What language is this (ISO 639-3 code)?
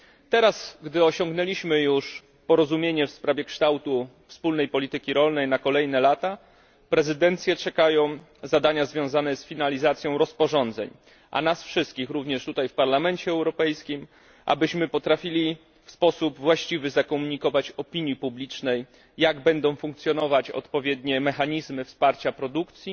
pol